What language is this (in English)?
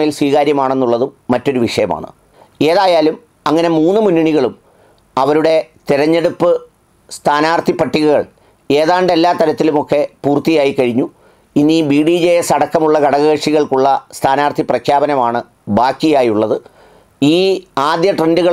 Malayalam